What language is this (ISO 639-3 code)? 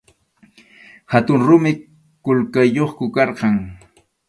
qxu